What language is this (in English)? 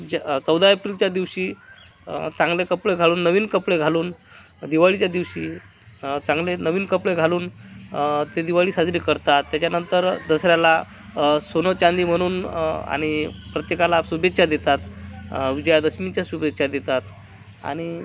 Marathi